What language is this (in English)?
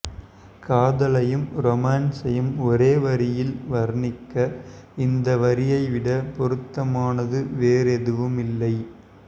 Tamil